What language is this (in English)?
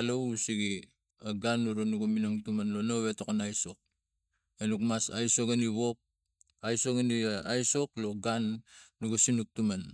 Tigak